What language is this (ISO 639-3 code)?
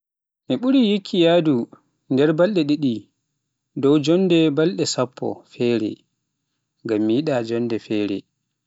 fuf